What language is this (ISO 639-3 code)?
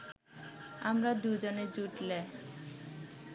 ben